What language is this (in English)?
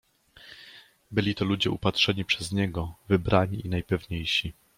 Polish